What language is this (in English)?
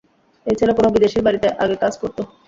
Bangla